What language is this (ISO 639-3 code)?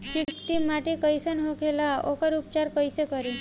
bho